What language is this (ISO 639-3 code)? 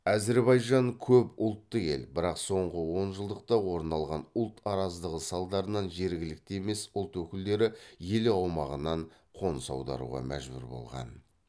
kaz